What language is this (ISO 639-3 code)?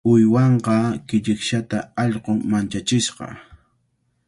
qvl